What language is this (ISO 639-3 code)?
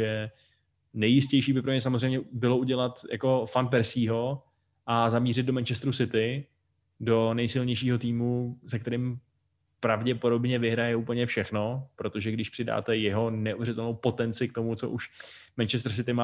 ces